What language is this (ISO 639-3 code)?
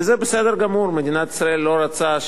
heb